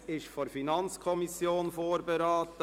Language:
Swiss German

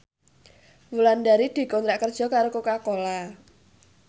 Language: Javanese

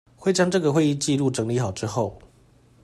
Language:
Chinese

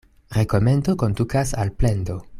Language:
Esperanto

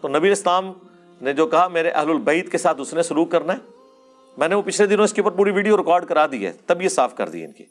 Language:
Urdu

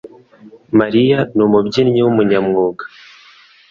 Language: Kinyarwanda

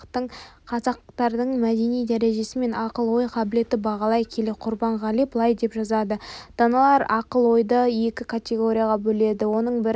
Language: Kazakh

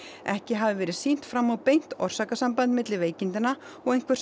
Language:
Icelandic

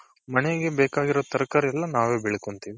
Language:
Kannada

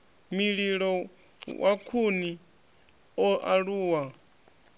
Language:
Venda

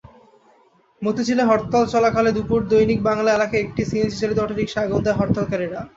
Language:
Bangla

